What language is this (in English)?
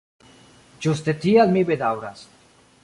Esperanto